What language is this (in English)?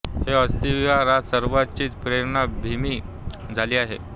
Marathi